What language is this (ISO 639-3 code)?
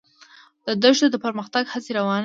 pus